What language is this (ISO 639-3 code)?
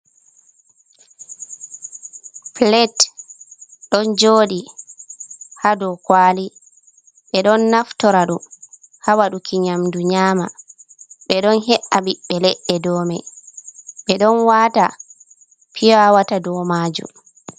ful